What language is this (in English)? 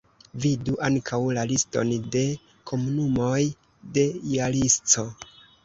Esperanto